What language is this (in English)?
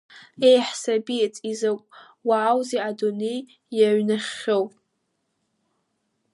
Abkhazian